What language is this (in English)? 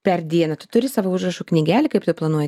Lithuanian